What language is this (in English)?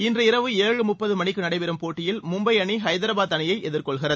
Tamil